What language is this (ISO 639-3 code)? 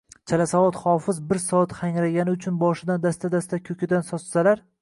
uzb